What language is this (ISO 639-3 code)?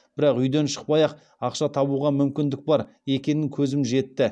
kaz